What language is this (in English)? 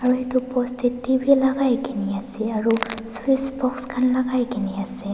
Naga Pidgin